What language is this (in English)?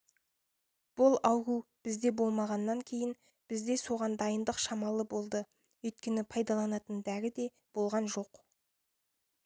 Kazakh